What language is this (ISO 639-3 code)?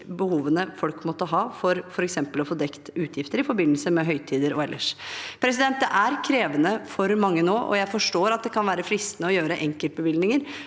nor